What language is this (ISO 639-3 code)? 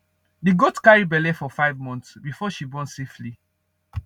pcm